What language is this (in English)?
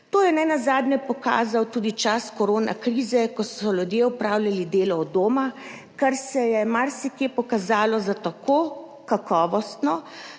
Slovenian